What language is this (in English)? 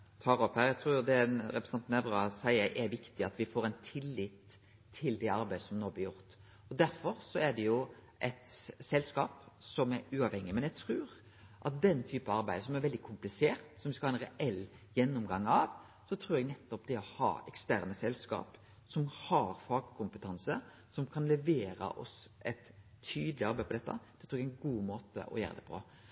Norwegian Nynorsk